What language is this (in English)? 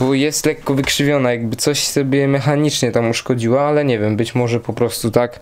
Polish